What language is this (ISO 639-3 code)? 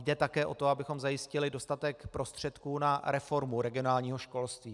ces